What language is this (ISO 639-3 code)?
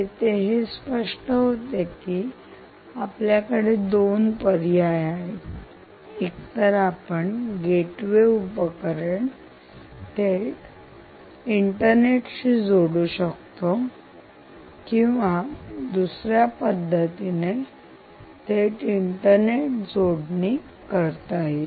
mar